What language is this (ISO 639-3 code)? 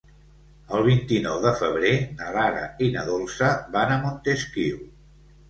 cat